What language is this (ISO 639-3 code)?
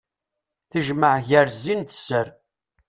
kab